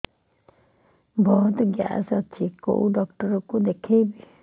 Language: Odia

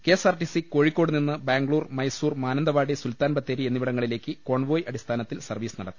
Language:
Malayalam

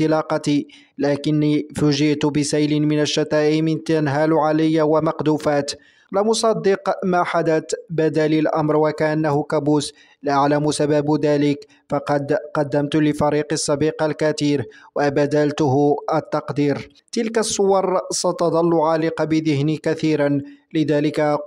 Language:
Arabic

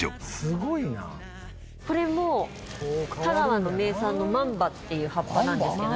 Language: Japanese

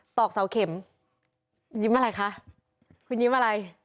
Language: Thai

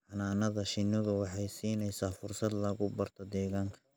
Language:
Somali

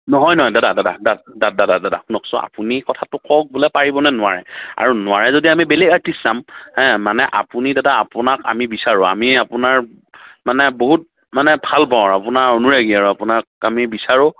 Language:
Assamese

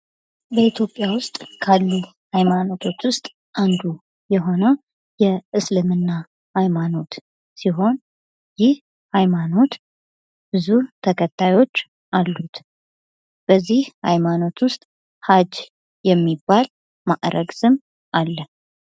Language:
Amharic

